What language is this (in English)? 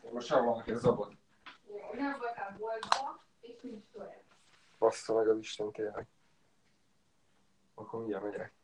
Hungarian